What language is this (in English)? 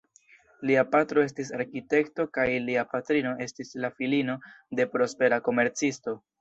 Esperanto